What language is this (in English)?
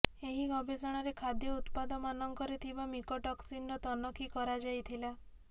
Odia